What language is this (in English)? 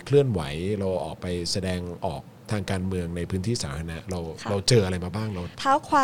Thai